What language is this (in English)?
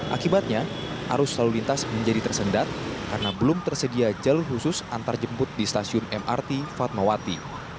Indonesian